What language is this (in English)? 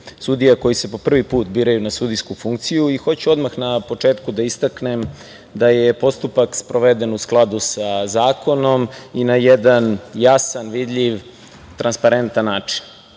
Serbian